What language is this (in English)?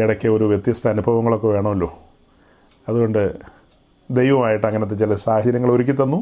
Malayalam